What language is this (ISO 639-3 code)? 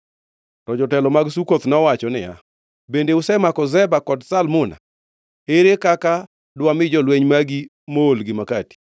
luo